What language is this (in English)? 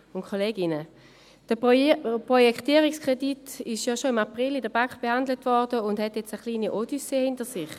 Swiss German